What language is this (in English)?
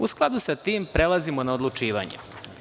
Serbian